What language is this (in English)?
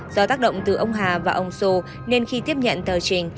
Vietnamese